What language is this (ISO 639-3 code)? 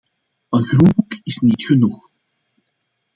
nld